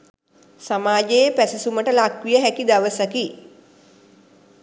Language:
Sinhala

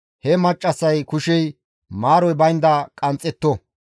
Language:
Gamo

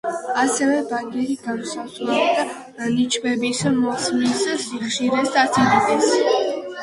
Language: Georgian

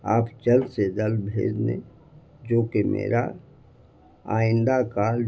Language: Urdu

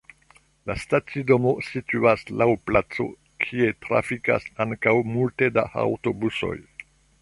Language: Esperanto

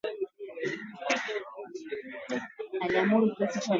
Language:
Swahili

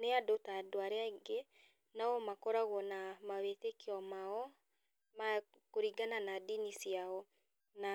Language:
Kikuyu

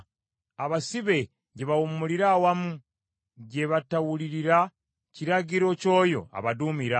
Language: Ganda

